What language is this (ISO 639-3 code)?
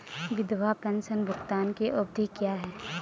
hin